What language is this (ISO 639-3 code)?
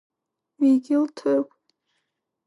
abk